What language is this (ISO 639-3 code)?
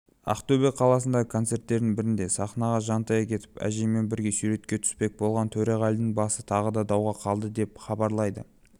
kaz